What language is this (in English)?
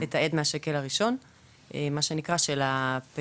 Hebrew